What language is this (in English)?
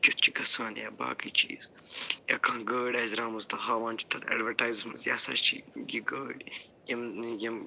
Kashmiri